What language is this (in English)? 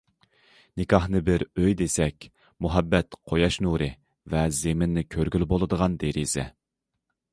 Uyghur